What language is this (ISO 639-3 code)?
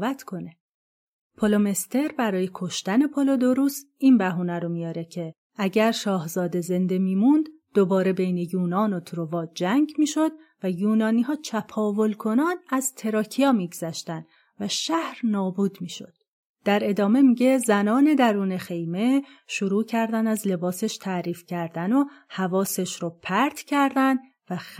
fas